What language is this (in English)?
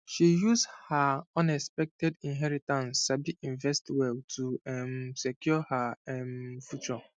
Nigerian Pidgin